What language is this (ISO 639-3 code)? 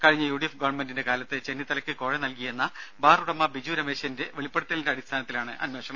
mal